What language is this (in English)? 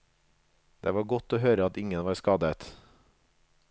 Norwegian